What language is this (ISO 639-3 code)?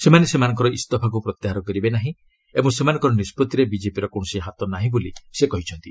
ori